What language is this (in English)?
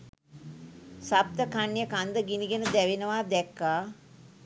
Sinhala